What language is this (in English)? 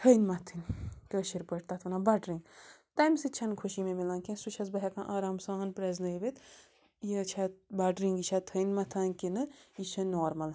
Kashmiri